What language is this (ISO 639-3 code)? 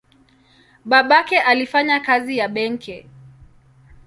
swa